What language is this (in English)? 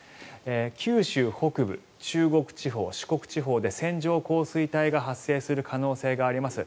Japanese